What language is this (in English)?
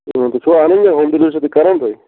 Kashmiri